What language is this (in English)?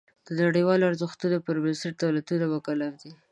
Pashto